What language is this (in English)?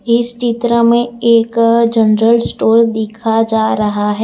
Hindi